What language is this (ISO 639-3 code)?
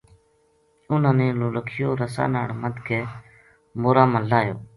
gju